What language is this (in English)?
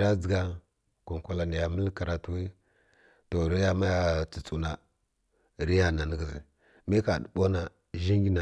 Kirya-Konzəl